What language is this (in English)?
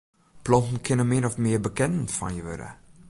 Western Frisian